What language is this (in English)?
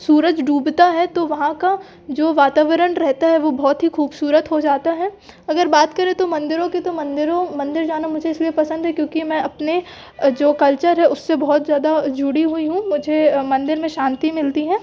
Hindi